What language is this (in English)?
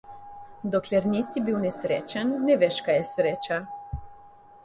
Slovenian